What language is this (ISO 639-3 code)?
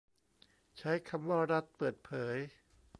tha